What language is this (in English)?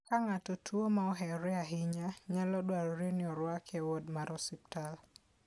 Luo (Kenya and Tanzania)